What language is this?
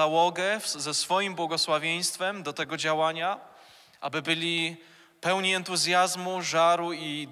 Polish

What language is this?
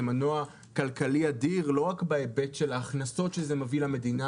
Hebrew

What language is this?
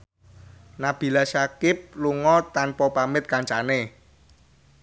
Javanese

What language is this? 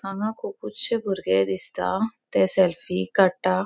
Konkani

